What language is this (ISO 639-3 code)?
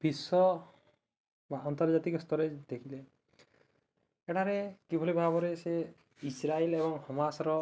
ori